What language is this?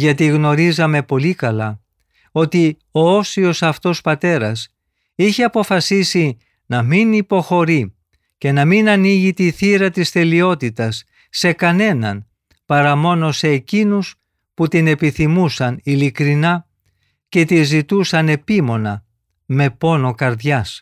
Greek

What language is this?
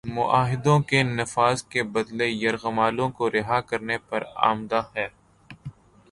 Urdu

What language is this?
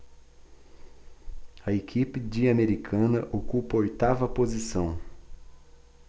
Portuguese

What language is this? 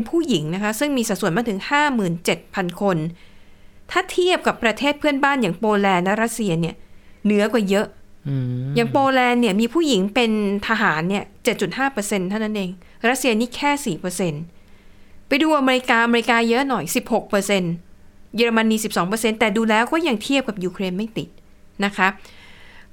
Thai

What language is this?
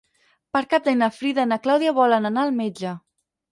Catalan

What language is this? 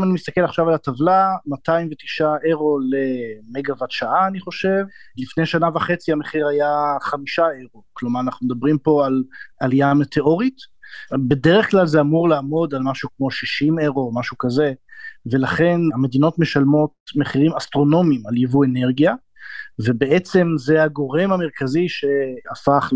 Hebrew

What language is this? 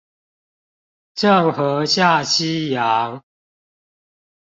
Chinese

